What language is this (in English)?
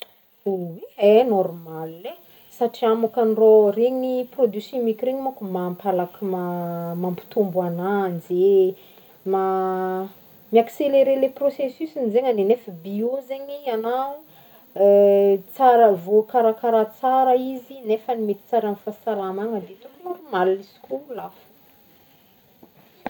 Northern Betsimisaraka Malagasy